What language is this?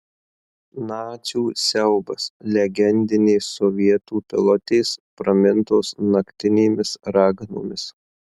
Lithuanian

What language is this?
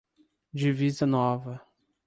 Portuguese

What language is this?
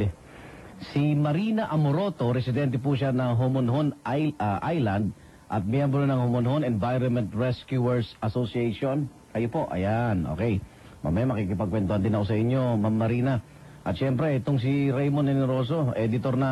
Filipino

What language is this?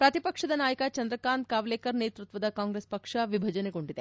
Kannada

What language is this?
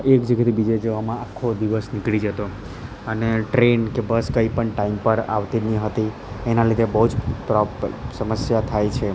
Gujarati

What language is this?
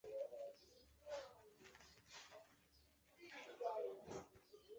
Chinese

